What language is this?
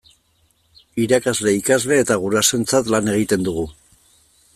Basque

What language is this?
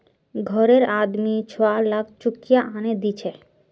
Magahi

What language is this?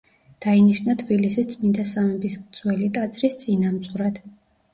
Georgian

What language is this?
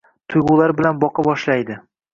Uzbek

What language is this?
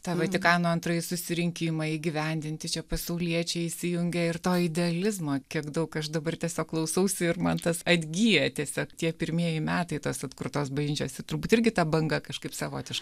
Lithuanian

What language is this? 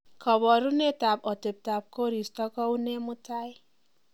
Kalenjin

